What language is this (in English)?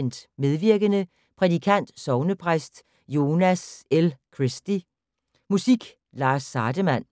Danish